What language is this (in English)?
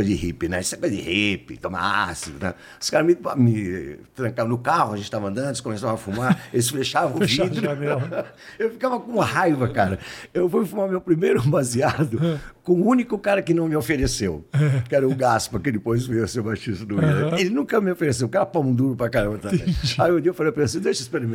Portuguese